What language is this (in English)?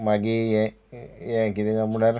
Konkani